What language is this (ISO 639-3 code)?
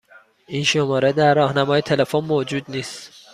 fas